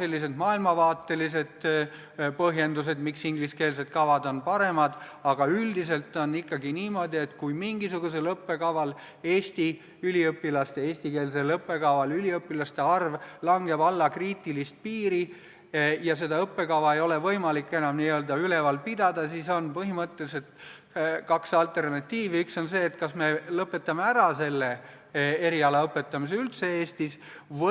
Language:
Estonian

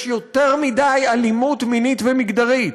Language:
Hebrew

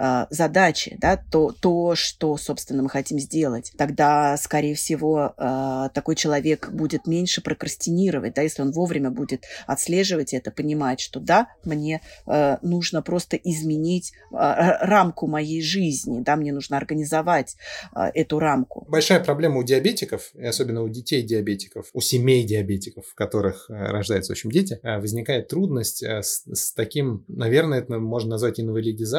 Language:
Russian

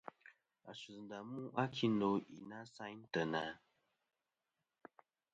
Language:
Kom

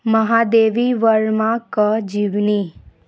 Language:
Maithili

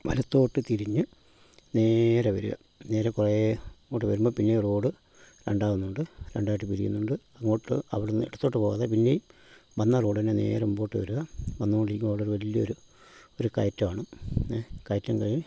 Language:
Malayalam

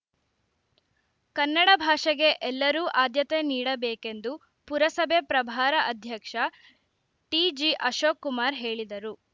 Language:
Kannada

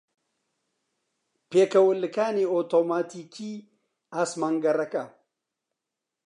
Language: Central Kurdish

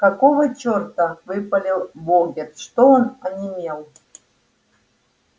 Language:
Russian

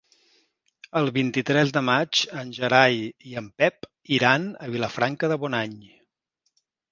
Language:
Catalan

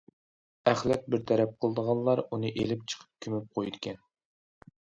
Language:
Uyghur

